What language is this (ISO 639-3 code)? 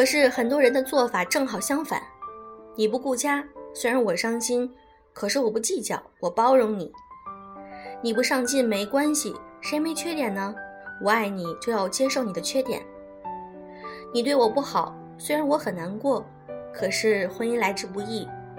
zho